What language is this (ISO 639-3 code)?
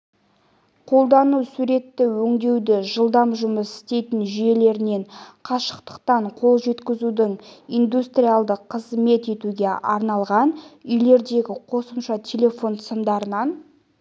kaz